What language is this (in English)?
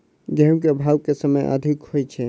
Maithili